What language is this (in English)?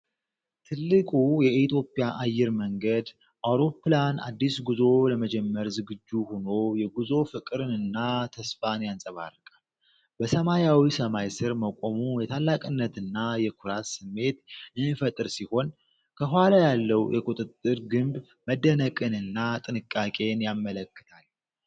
Amharic